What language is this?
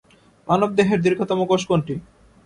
Bangla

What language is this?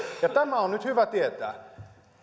Finnish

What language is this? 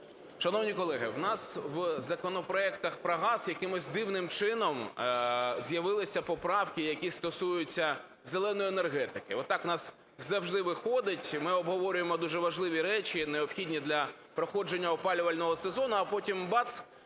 Ukrainian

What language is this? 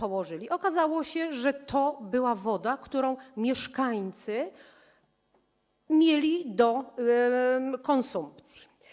Polish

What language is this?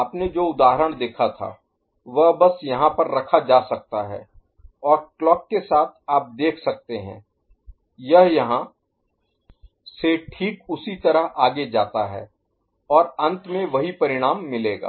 Hindi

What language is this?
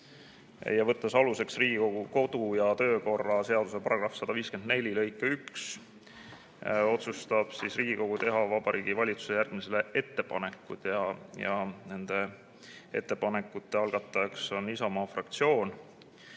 Estonian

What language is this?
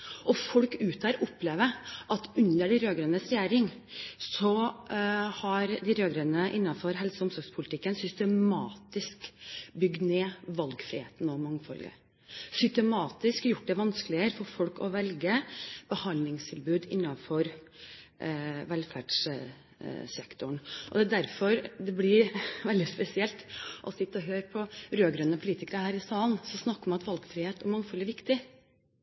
Norwegian Bokmål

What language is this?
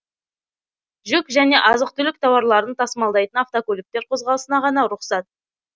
Kazakh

